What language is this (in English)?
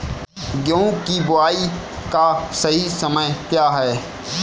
Hindi